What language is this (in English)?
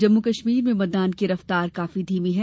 Hindi